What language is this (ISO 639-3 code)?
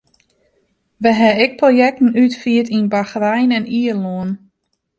fry